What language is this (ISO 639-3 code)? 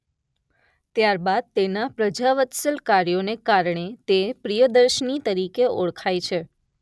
guj